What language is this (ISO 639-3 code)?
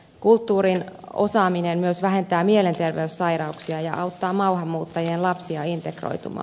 fin